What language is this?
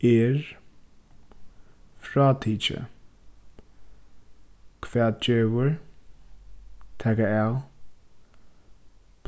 Faroese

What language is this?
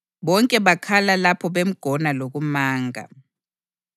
North Ndebele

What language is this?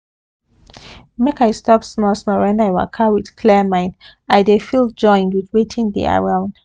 Nigerian Pidgin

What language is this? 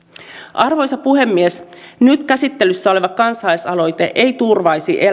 Finnish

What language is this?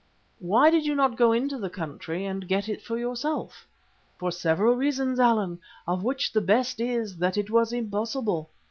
English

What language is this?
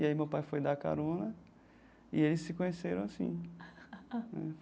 Portuguese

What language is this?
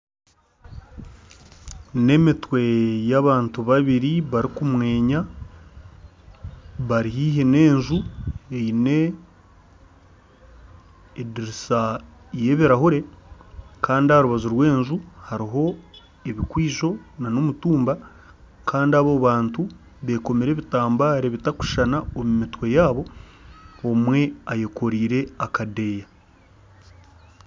Nyankole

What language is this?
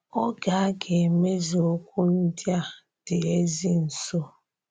Igbo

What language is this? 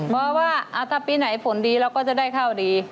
Thai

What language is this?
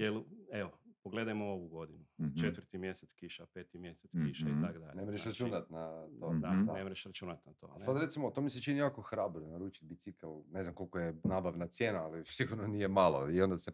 Croatian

